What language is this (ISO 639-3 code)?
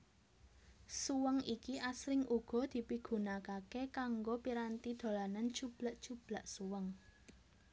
jav